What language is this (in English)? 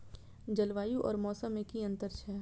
Maithili